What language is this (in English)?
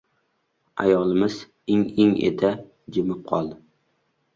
Uzbek